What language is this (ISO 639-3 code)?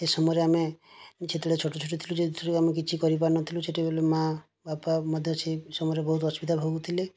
ori